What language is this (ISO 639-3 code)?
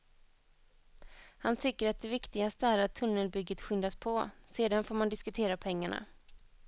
swe